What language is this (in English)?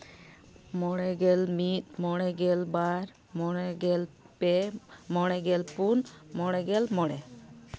Santali